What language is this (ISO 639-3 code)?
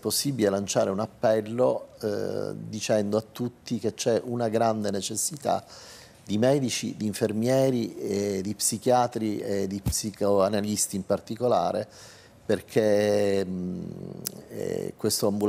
ita